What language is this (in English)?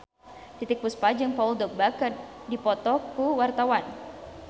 Sundanese